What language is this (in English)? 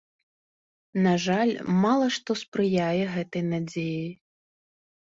Belarusian